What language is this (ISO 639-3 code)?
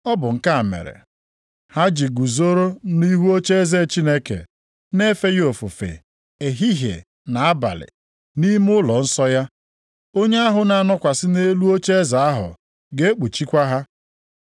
ibo